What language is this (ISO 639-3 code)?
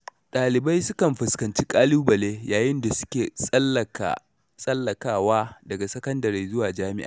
hau